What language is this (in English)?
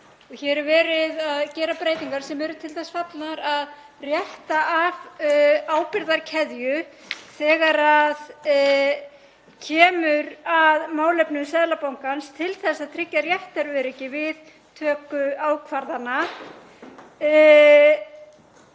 Icelandic